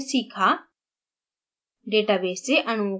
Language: Hindi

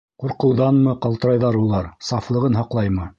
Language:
Bashkir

